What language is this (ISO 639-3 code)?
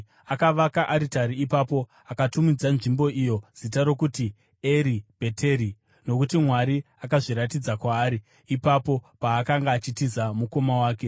sna